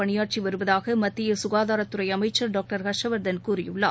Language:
Tamil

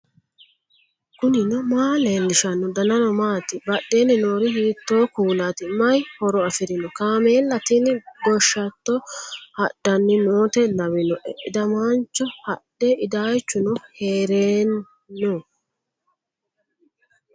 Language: Sidamo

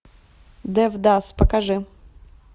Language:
Russian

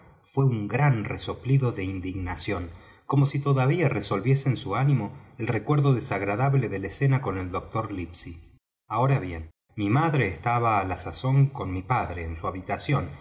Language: Spanish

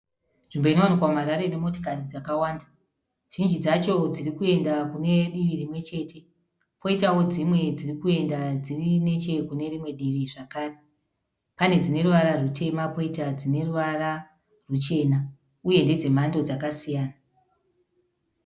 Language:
Shona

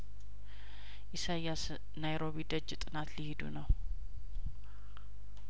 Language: Amharic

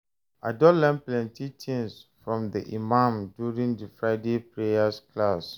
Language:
Nigerian Pidgin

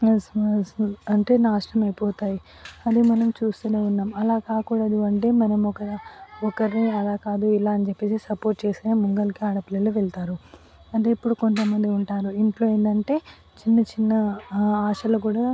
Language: Telugu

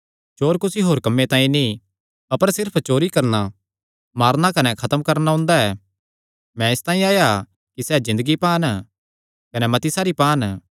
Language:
Kangri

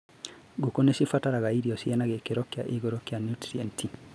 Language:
Kikuyu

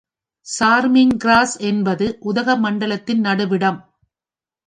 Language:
Tamil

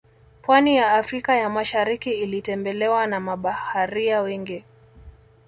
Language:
Swahili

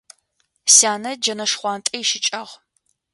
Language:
Adyghe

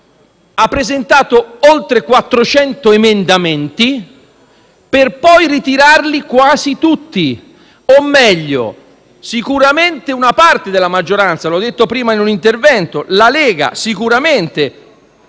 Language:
Italian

